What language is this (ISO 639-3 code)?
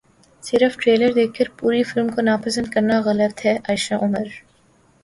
urd